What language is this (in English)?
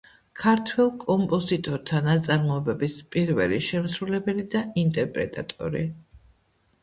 Georgian